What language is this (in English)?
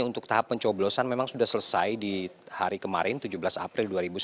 Indonesian